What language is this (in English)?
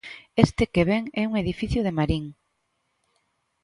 Galician